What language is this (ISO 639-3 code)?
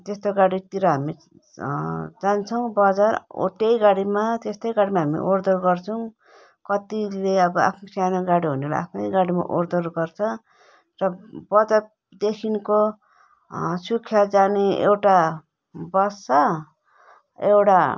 nep